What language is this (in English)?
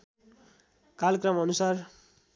Nepali